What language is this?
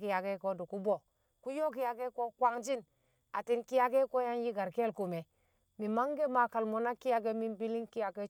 Kamo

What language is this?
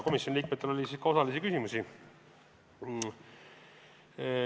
Estonian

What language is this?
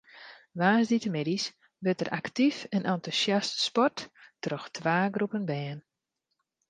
Western Frisian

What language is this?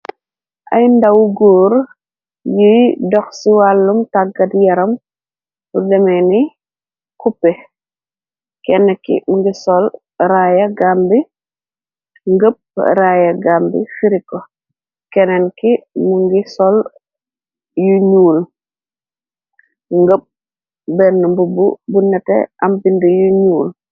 Wolof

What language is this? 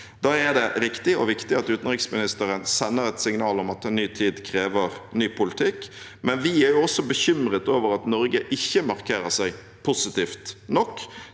Norwegian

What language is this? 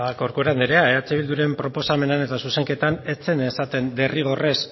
Basque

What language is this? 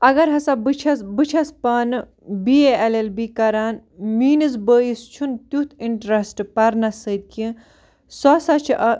Kashmiri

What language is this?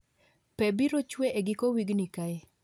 Luo (Kenya and Tanzania)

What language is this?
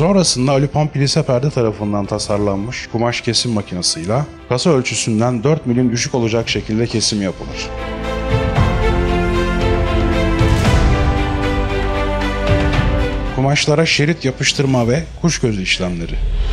Turkish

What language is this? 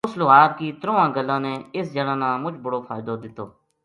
Gujari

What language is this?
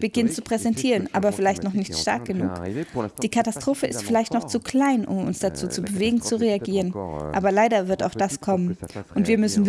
German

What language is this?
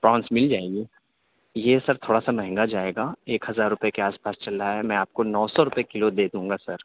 Urdu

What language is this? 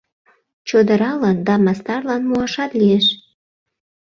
Mari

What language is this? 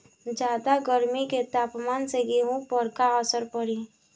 Bhojpuri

